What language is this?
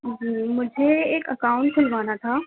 Urdu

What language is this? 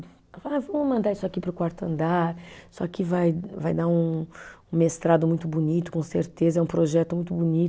Portuguese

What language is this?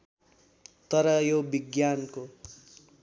Nepali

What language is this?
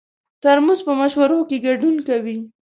Pashto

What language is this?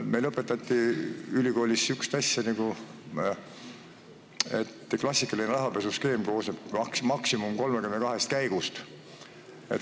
Estonian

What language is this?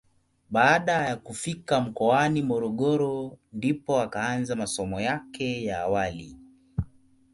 Swahili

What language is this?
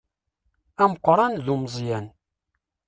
Kabyle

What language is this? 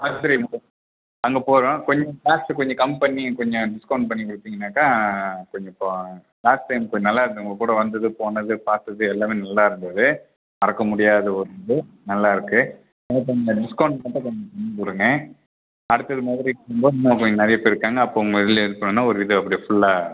Tamil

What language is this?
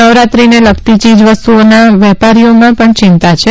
Gujarati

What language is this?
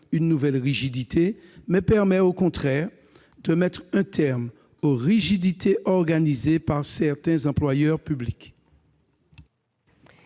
French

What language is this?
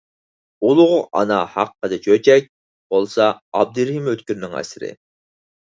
Uyghur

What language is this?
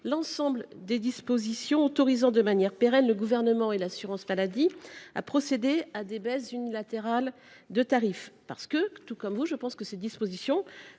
French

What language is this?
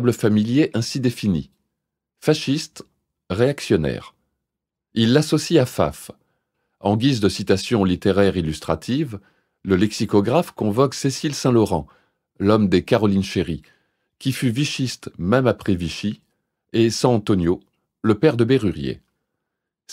French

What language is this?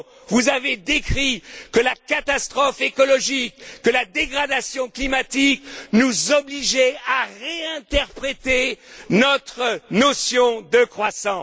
French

